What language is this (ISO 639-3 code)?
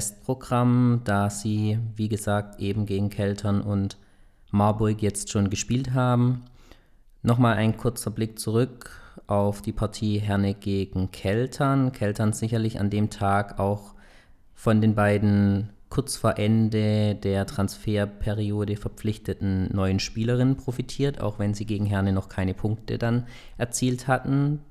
deu